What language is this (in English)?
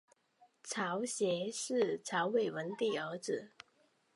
Chinese